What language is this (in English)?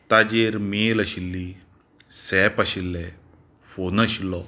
Konkani